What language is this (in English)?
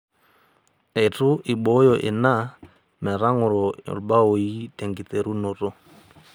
Masai